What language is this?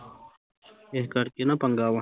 Punjabi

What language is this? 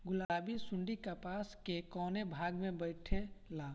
Bhojpuri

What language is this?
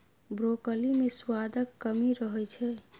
Maithili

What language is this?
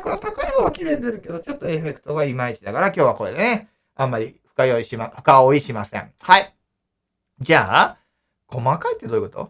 Japanese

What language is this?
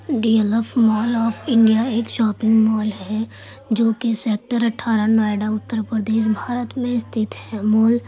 Urdu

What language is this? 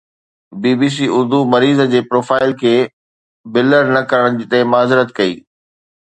Sindhi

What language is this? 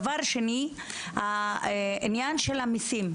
Hebrew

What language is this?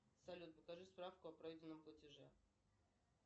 Russian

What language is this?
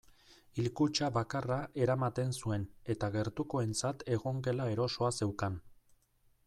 Basque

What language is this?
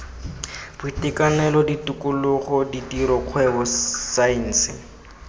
Tswana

